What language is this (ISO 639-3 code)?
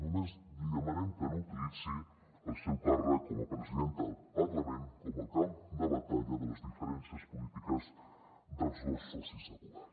cat